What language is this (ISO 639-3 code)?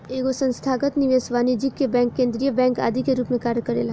bho